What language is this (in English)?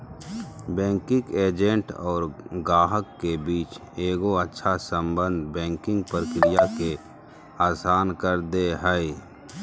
Magahi